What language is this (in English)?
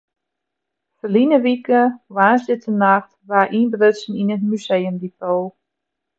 Western Frisian